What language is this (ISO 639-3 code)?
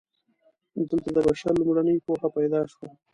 pus